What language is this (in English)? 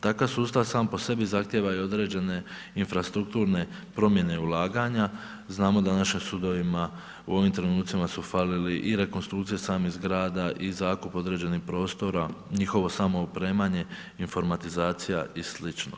Croatian